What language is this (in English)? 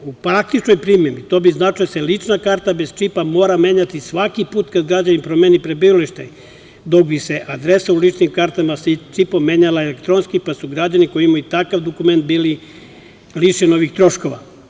Serbian